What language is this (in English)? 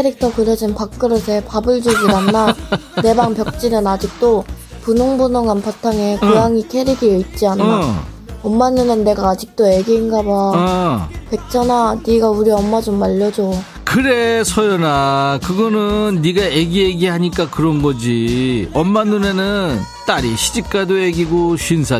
Korean